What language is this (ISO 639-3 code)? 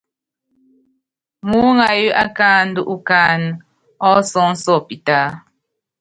yav